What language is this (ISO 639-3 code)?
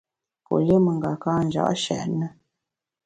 bax